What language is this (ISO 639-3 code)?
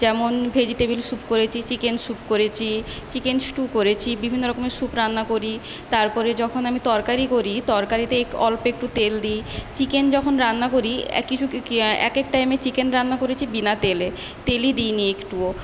ben